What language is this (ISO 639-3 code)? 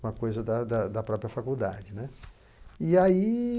por